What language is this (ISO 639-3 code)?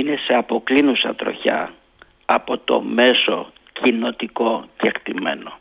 ell